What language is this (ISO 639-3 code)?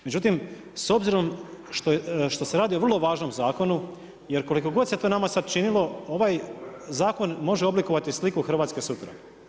hrv